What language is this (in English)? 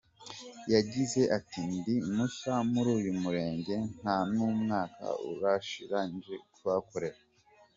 Kinyarwanda